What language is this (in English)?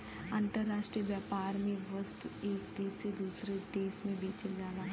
Bhojpuri